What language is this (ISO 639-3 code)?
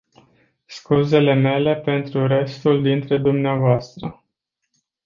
ron